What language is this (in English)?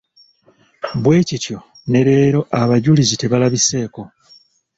Ganda